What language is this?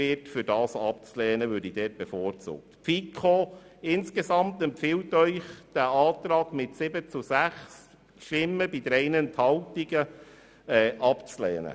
Swiss German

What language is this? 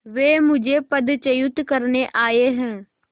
Hindi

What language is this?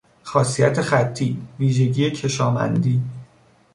Persian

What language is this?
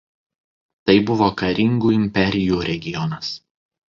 Lithuanian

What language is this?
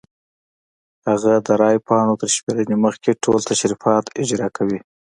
Pashto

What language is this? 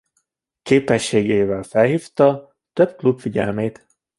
Hungarian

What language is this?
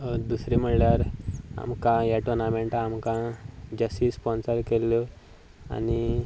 Konkani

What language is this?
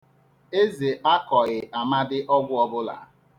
Igbo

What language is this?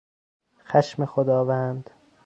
Persian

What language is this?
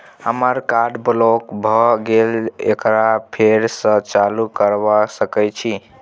Maithili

